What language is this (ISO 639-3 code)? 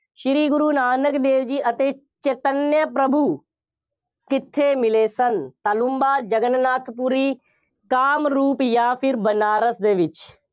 pan